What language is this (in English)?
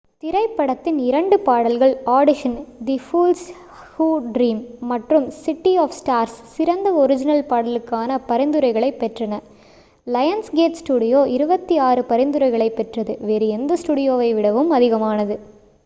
Tamil